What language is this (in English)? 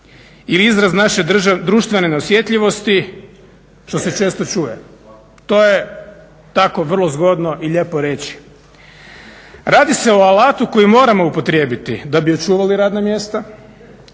Croatian